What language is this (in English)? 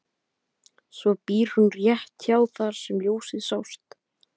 Icelandic